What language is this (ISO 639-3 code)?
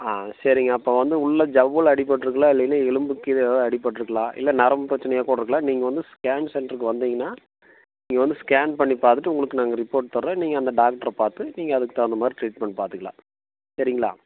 tam